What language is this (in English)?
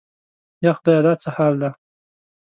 Pashto